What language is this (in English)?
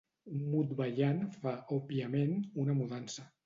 Catalan